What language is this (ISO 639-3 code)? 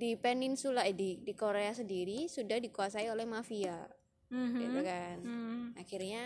ind